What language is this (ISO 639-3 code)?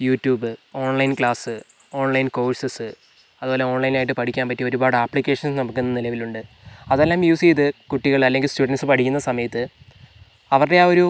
mal